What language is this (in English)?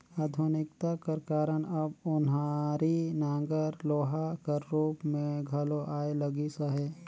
Chhattisgarhi